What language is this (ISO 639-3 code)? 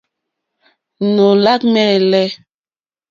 bri